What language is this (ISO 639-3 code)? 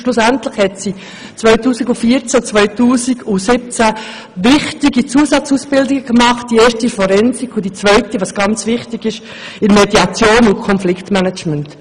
gsw